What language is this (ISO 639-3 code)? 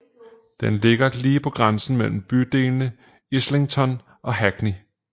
dan